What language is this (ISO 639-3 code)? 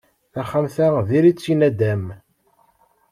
kab